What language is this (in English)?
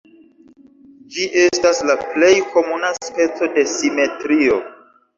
Esperanto